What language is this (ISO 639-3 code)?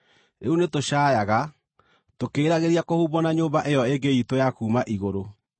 kik